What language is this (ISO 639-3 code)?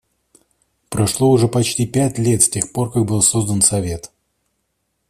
rus